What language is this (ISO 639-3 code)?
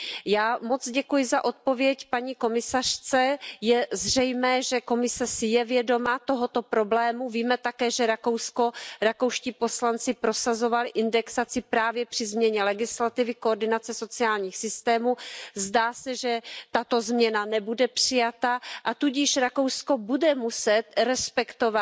ces